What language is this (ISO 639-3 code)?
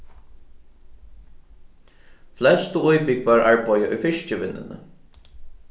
fao